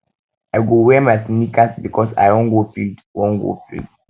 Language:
Nigerian Pidgin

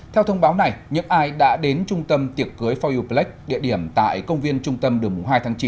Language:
Vietnamese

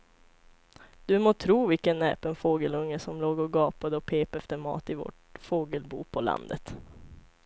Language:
Swedish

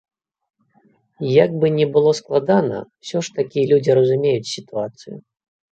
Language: Belarusian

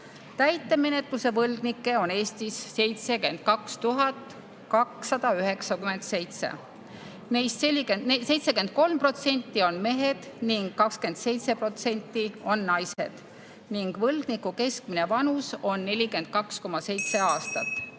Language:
Estonian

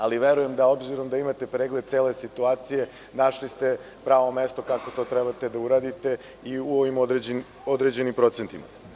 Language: Serbian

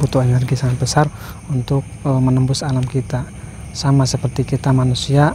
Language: Indonesian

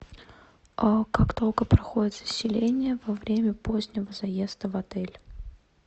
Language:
Russian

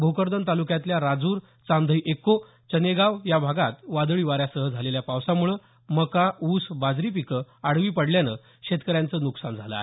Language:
Marathi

